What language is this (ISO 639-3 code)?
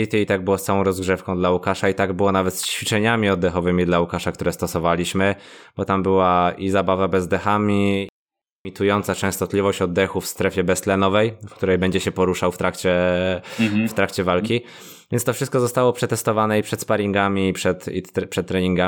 pol